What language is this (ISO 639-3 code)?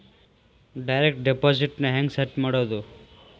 kan